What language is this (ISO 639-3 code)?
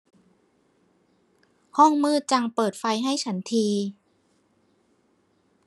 tha